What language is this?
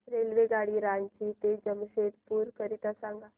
Marathi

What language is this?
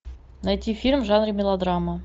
Russian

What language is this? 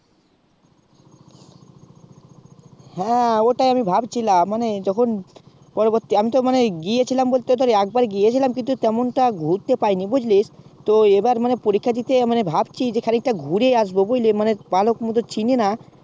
Bangla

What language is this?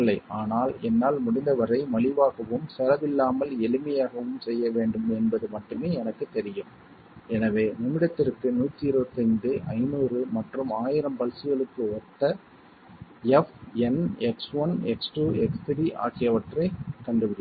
Tamil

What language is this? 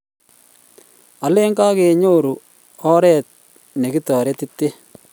Kalenjin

